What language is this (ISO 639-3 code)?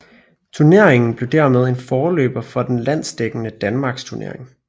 dan